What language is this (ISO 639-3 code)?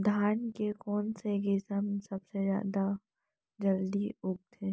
hne